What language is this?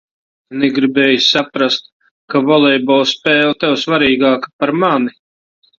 Latvian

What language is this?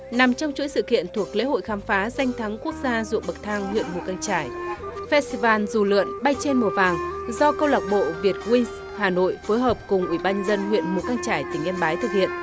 Vietnamese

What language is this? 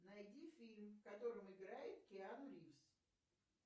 Russian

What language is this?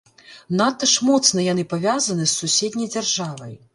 Belarusian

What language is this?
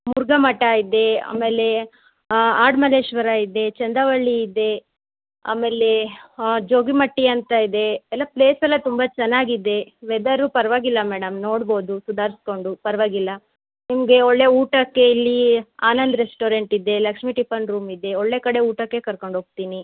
Kannada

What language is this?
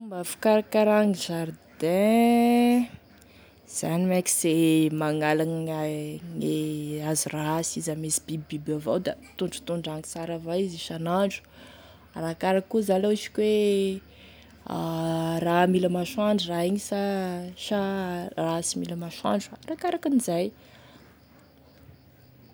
Tesaka Malagasy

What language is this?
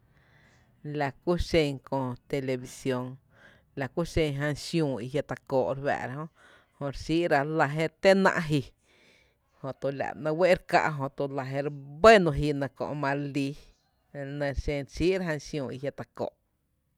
Tepinapa Chinantec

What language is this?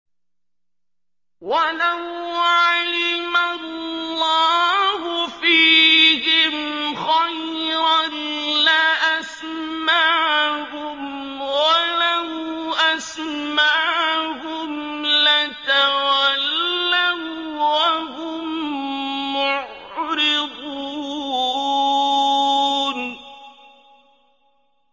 Arabic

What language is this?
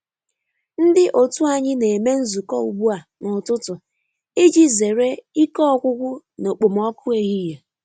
Igbo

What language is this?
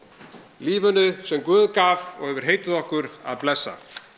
Icelandic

